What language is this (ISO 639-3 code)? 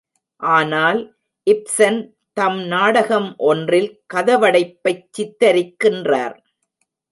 tam